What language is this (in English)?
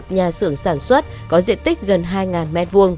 Vietnamese